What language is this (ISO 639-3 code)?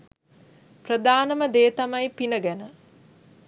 sin